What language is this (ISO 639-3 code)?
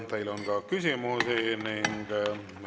est